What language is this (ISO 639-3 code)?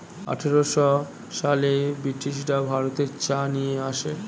ben